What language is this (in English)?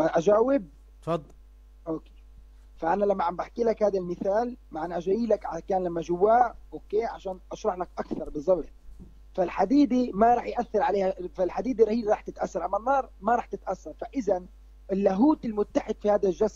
Arabic